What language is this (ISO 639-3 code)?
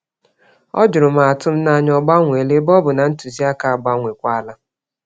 ibo